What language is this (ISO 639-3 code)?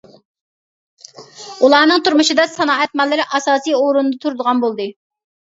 uig